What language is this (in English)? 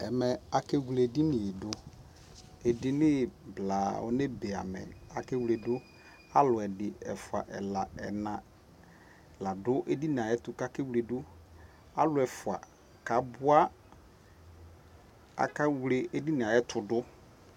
Ikposo